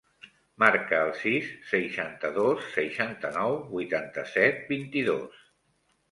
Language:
Catalan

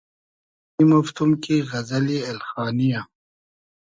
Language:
Hazaragi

